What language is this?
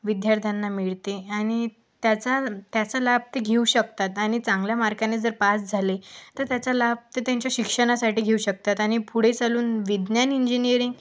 Marathi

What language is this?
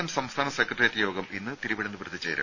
Malayalam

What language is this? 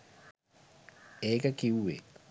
Sinhala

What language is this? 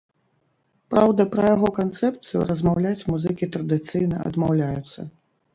Belarusian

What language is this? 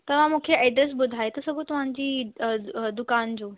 Sindhi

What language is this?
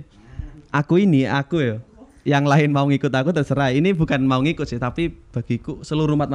Indonesian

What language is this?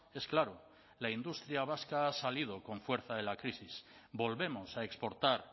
Spanish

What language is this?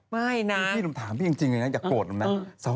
Thai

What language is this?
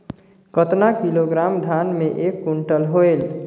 Chhattisgarhi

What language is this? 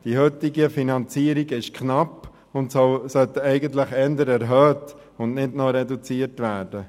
Swiss German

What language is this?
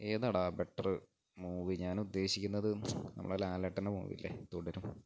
Malayalam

